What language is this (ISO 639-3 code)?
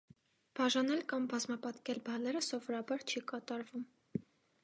hye